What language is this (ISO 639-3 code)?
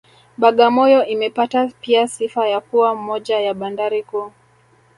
swa